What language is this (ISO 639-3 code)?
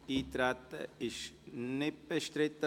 gsw